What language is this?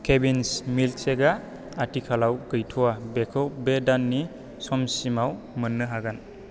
Bodo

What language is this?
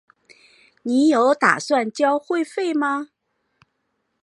Chinese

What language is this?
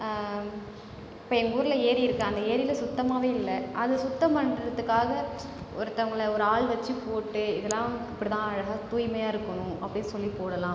Tamil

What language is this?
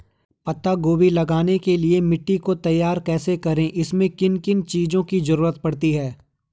Hindi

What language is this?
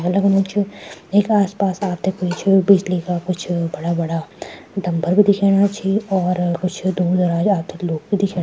Garhwali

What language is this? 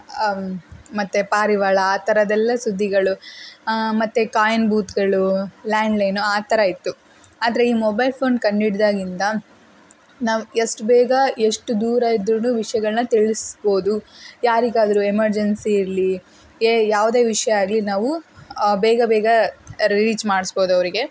Kannada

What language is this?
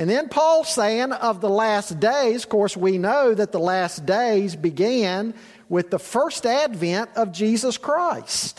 English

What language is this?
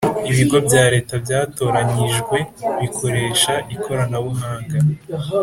Kinyarwanda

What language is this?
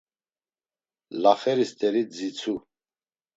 Laz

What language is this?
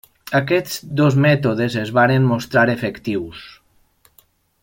Catalan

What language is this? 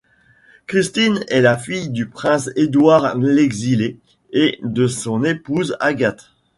French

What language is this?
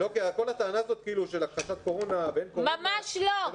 Hebrew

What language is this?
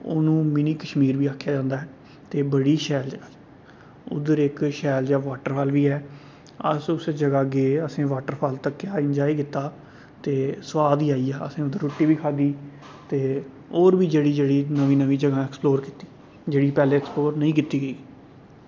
Dogri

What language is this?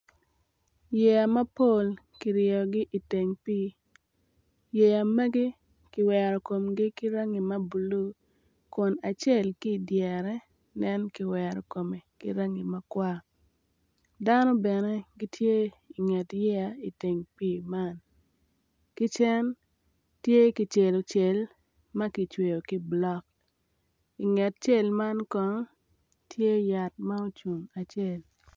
Acoli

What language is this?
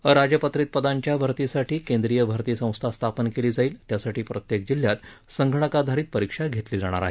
Marathi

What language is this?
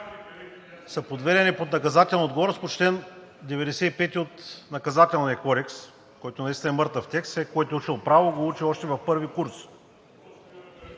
Bulgarian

